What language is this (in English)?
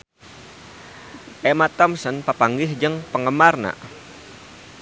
Sundanese